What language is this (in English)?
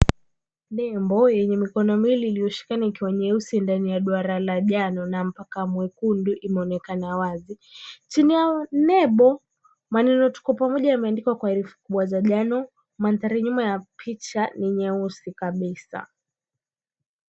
Swahili